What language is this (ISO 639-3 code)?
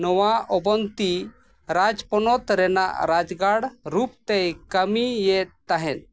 sat